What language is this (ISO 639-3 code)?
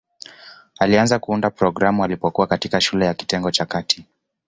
swa